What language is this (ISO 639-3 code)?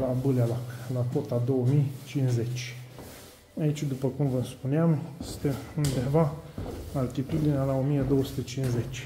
ron